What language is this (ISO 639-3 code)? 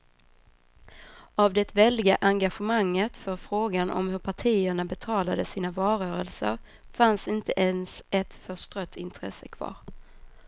swe